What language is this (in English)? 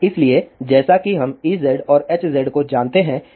Hindi